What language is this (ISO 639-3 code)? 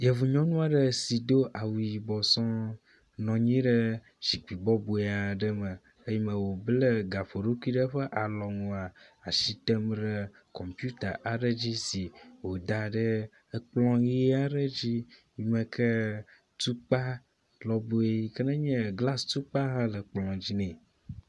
ewe